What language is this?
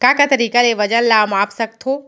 Chhattisgarhi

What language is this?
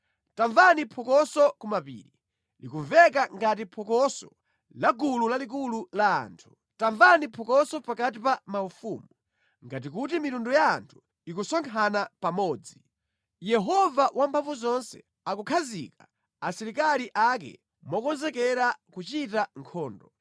Nyanja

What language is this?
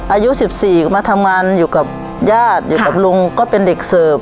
Thai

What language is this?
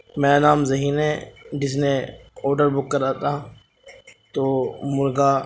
Urdu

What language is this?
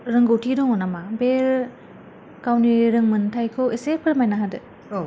Bodo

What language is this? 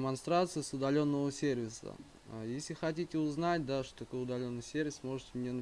Russian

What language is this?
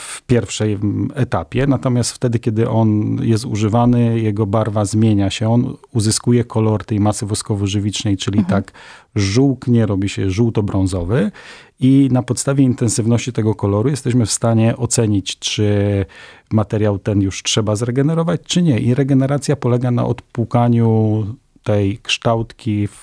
Polish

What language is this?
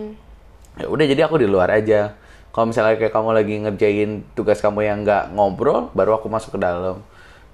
Indonesian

